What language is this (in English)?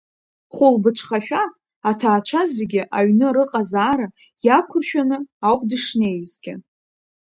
Abkhazian